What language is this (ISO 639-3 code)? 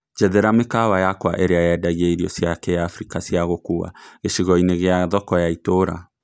kik